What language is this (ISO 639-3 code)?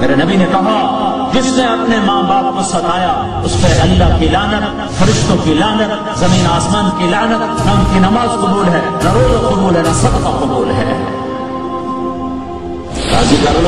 urd